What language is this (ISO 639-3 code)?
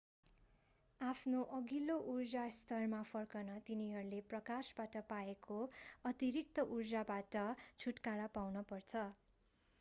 nep